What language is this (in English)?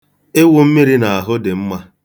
Igbo